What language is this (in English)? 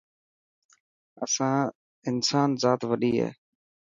Dhatki